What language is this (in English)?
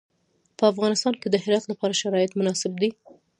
Pashto